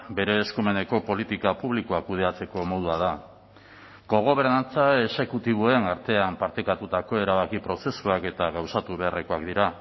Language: Basque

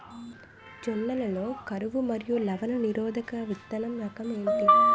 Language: Telugu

